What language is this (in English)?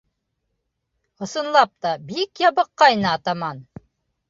Bashkir